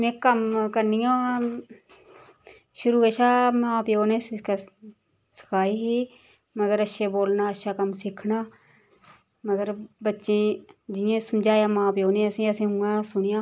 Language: Dogri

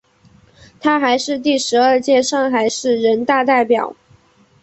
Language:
Chinese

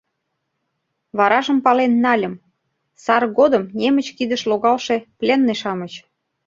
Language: Mari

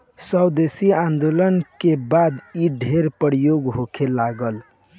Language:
Bhojpuri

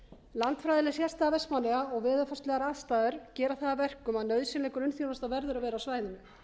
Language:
Icelandic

